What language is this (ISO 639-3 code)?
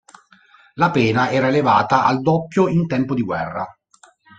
ita